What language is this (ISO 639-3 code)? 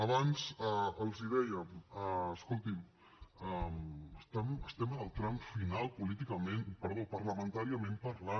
cat